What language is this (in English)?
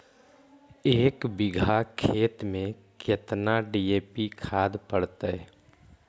Magahi